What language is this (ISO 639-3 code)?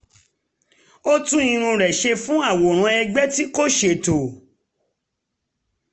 yor